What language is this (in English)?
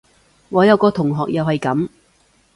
Cantonese